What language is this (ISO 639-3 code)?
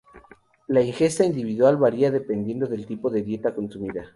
spa